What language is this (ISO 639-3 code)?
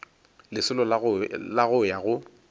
nso